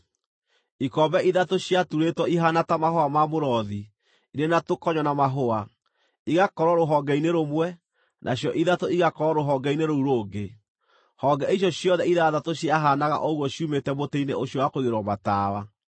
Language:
Kikuyu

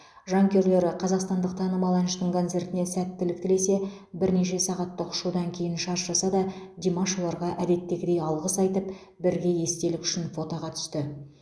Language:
Kazakh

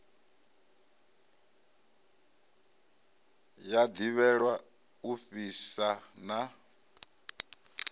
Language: Venda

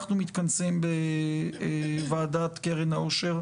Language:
Hebrew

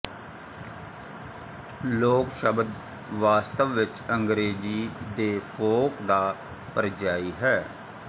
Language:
Punjabi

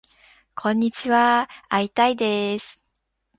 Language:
Japanese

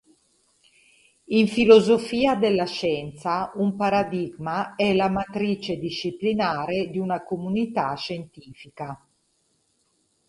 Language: Italian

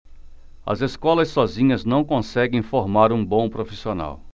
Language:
Portuguese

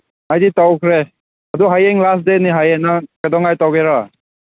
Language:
Manipuri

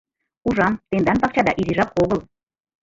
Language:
Mari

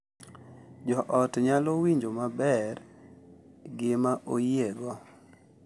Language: Luo (Kenya and Tanzania)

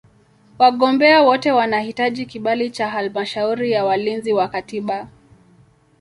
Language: Swahili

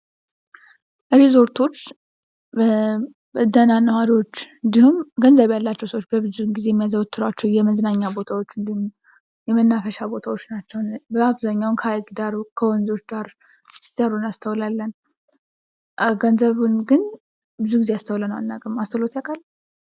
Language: Amharic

